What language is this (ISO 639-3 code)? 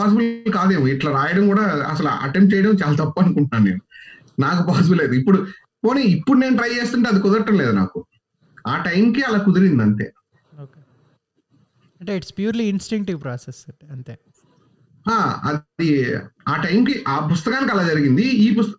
tel